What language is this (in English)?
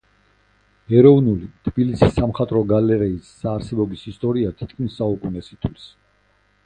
Georgian